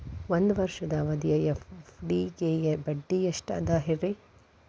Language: Kannada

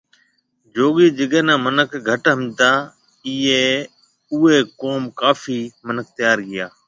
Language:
Marwari (Pakistan)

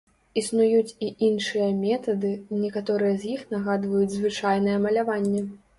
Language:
Belarusian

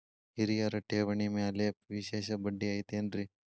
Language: Kannada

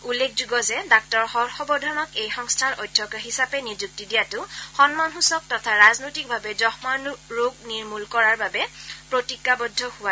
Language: Assamese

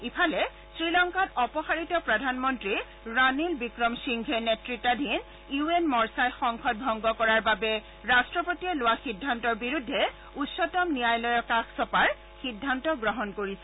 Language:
Assamese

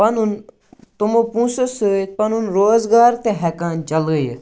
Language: Kashmiri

